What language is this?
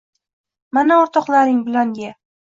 Uzbek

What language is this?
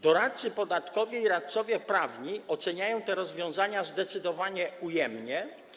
Polish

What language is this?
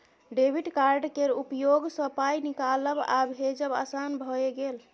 Maithili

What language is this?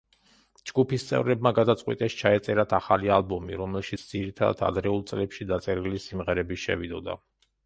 Georgian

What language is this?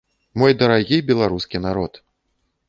Belarusian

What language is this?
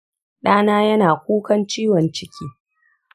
Hausa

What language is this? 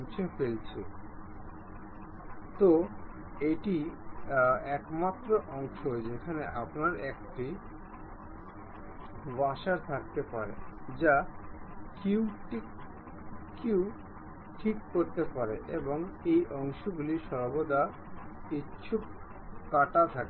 Bangla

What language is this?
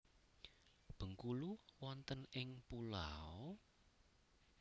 Javanese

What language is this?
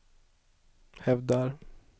Swedish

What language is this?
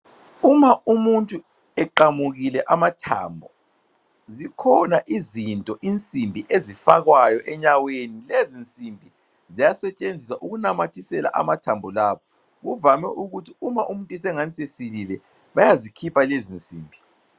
North Ndebele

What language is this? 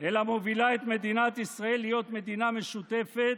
Hebrew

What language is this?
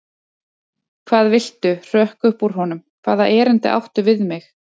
Icelandic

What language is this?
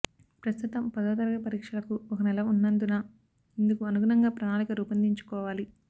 Telugu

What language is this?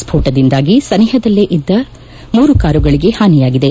Kannada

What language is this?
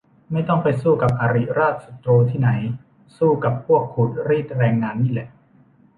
Thai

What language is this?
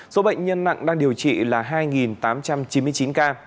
Vietnamese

